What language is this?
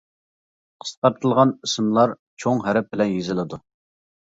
Uyghur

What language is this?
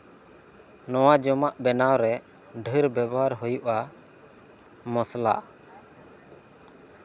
Santali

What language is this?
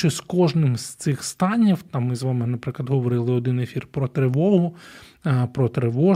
Ukrainian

